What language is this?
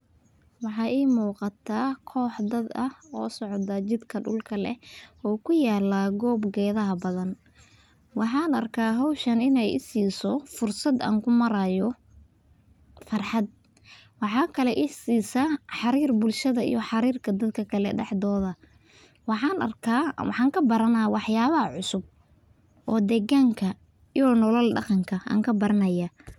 Somali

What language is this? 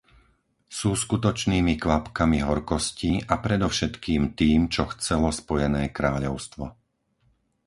Slovak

